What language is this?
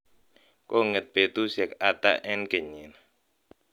Kalenjin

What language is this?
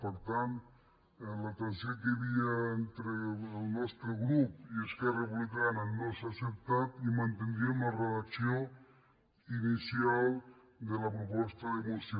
Catalan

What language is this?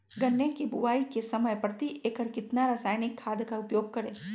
Magahi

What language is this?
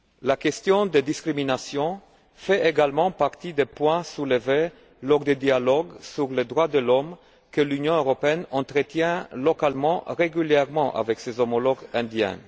French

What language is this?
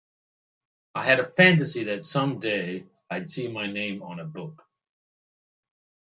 English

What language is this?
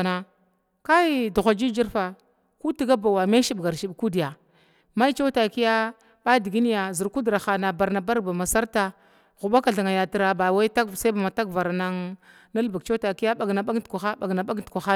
Glavda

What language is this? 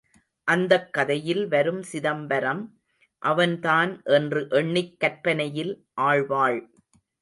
Tamil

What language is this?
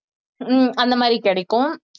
Tamil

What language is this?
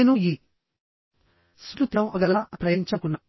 Telugu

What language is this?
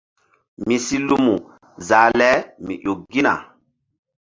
Mbum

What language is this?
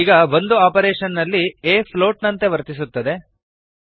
Kannada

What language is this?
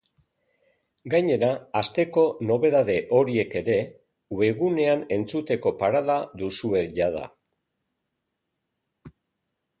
Basque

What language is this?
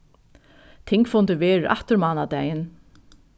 Faroese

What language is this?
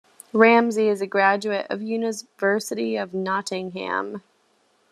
English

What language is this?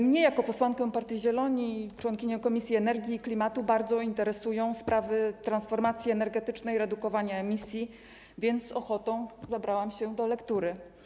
Polish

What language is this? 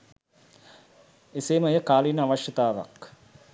Sinhala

